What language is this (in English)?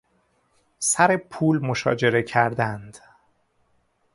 Persian